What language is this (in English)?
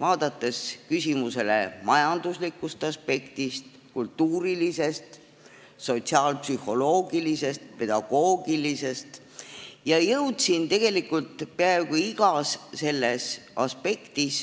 Estonian